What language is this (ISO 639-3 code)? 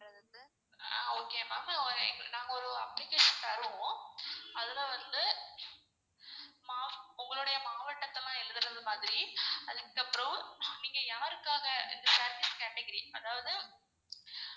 tam